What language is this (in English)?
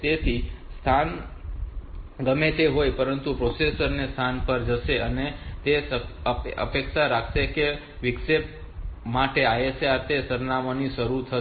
Gujarati